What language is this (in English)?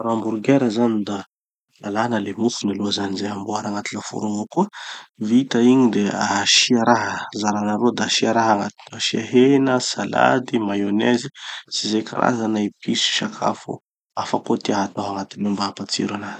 Tanosy Malagasy